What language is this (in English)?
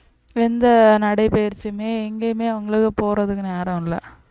Tamil